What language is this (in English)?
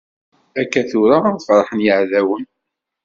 Kabyle